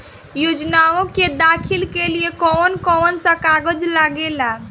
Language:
Bhojpuri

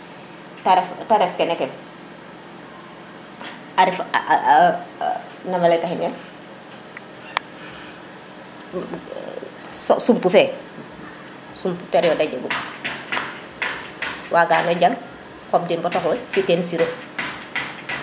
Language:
Serer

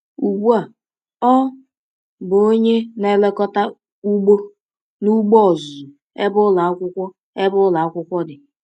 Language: Igbo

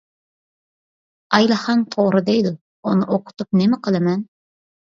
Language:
Uyghur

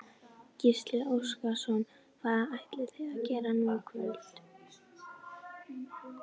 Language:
Icelandic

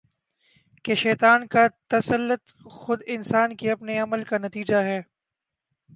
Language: Urdu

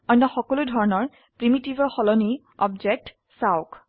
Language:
Assamese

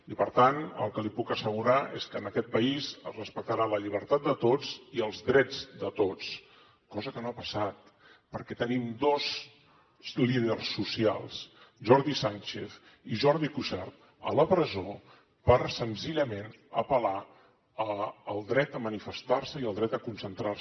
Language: Catalan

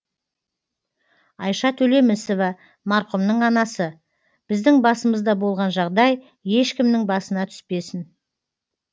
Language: Kazakh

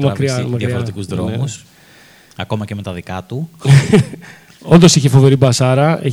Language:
Greek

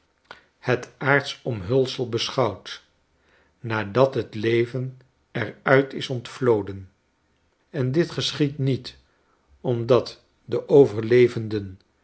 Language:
Dutch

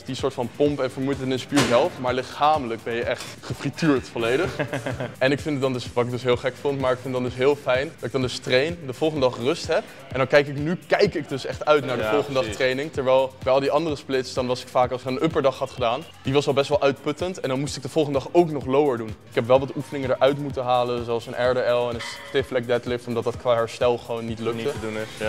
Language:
Dutch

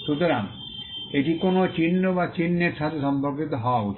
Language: Bangla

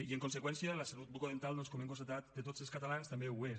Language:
Catalan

